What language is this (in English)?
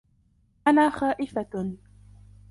Arabic